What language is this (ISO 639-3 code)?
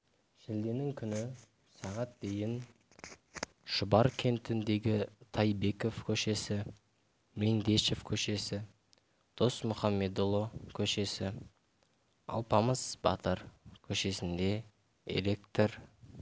kaz